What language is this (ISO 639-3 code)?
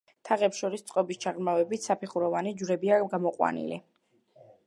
kat